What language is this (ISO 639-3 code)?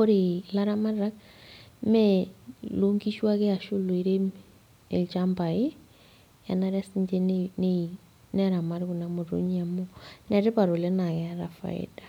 mas